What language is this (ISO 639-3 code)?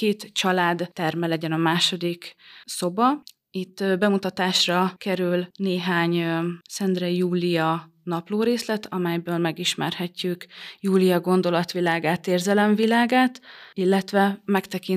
hun